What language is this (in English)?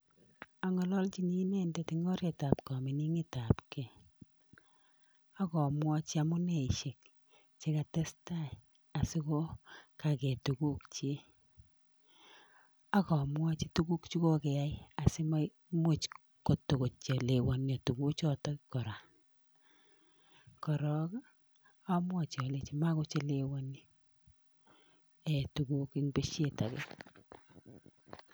Kalenjin